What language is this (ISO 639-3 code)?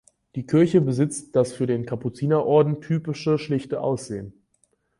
deu